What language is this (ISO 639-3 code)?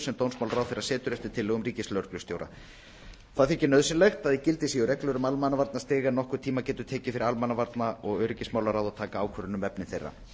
isl